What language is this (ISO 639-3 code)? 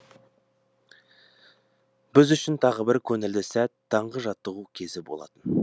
kaz